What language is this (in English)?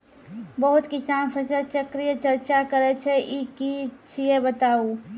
Maithili